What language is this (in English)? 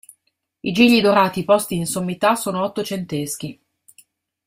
Italian